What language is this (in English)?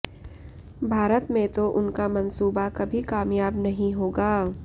Hindi